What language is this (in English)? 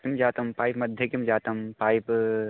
Sanskrit